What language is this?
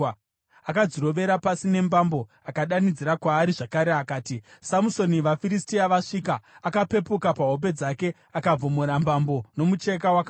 Shona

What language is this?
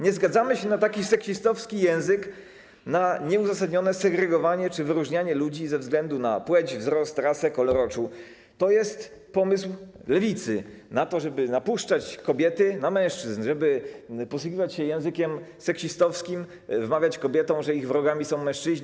Polish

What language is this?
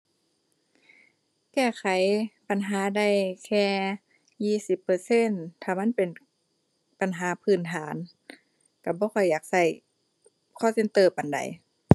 Thai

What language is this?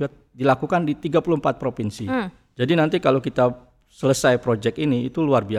Indonesian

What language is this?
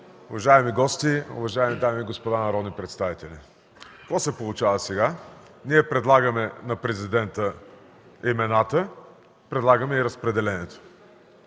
Bulgarian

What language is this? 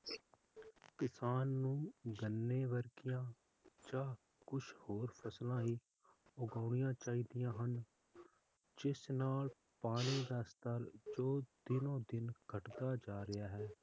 Punjabi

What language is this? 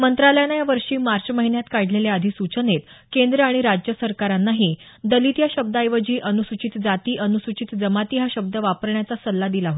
Marathi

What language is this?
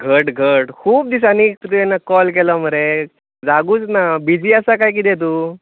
Konkani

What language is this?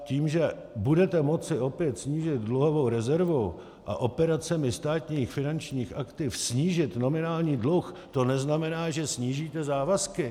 Czech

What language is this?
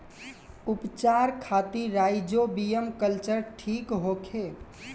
Bhojpuri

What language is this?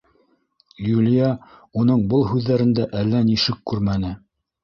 Bashkir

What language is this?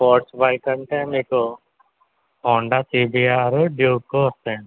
Telugu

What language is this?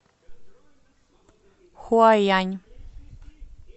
Russian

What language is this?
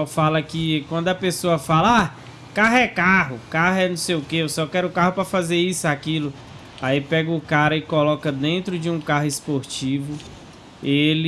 Portuguese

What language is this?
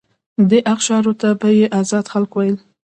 Pashto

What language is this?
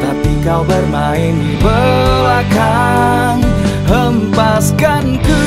Indonesian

